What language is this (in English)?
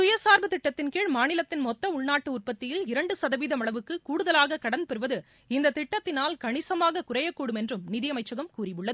Tamil